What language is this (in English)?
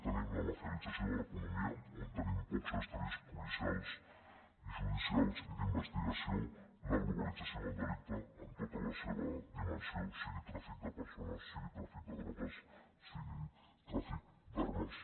Catalan